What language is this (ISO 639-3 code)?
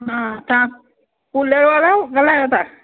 snd